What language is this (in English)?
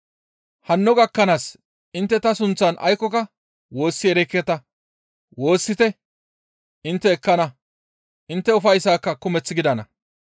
Gamo